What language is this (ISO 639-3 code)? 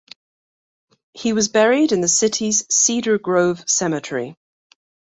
eng